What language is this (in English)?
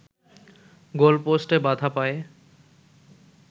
Bangla